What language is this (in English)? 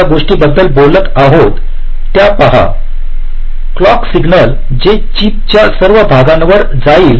Marathi